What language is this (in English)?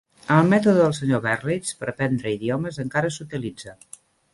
Catalan